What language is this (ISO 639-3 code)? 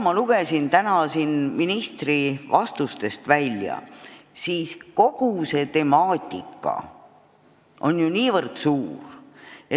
est